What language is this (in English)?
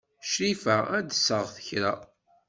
Kabyle